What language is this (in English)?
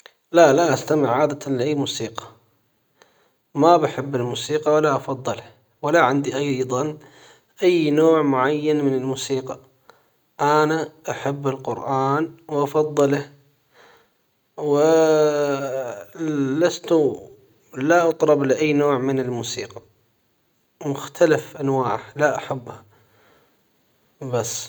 Hijazi Arabic